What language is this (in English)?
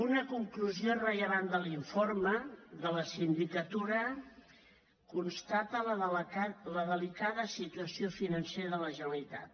Catalan